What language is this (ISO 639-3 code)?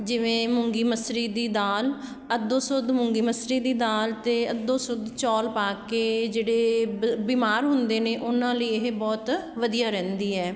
pan